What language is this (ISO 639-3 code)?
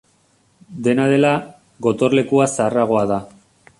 eus